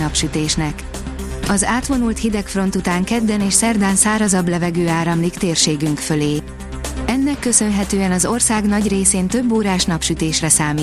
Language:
Hungarian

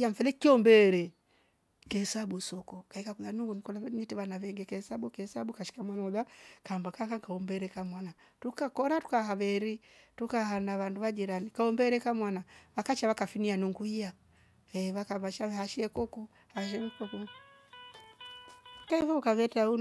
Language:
Rombo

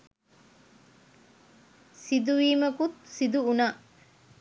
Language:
Sinhala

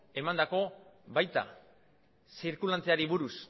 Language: Basque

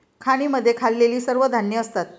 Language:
Marathi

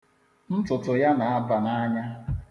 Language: Igbo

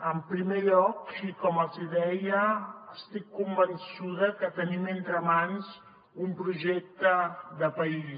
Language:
Catalan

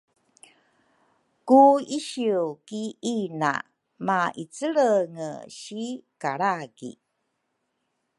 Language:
Rukai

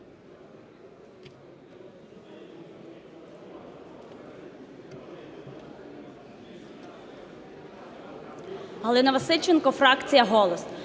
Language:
Ukrainian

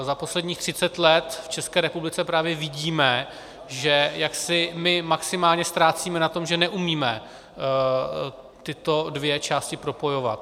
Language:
Czech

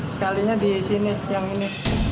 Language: Indonesian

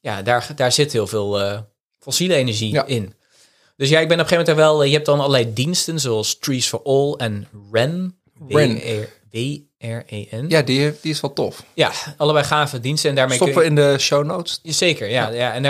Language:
Dutch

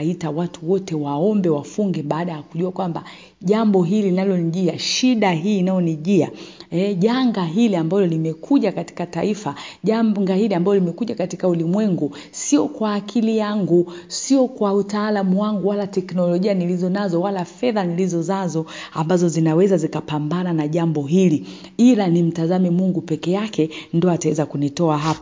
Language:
Swahili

